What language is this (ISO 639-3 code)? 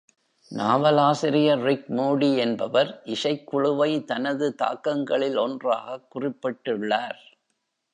tam